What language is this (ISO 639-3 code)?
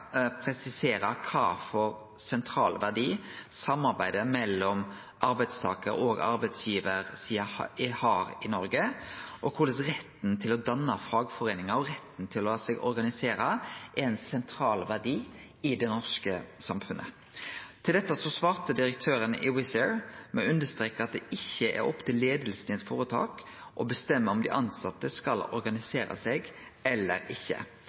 nno